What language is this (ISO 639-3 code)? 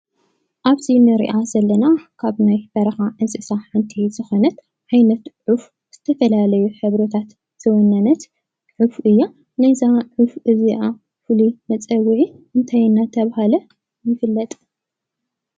tir